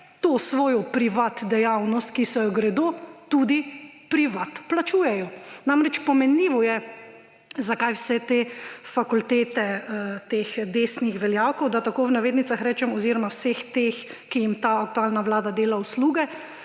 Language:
Slovenian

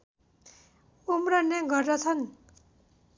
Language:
Nepali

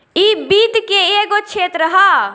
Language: Bhojpuri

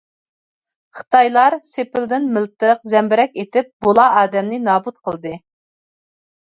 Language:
Uyghur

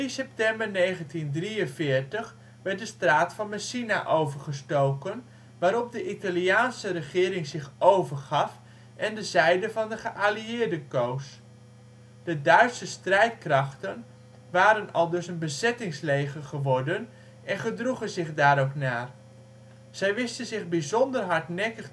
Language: Dutch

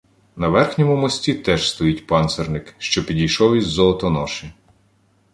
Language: Ukrainian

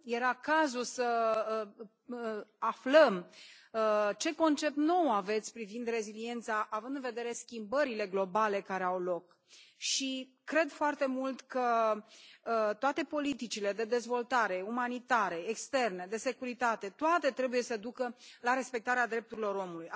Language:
Romanian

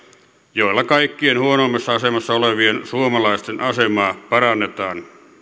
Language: Finnish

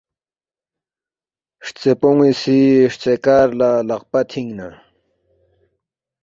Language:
Balti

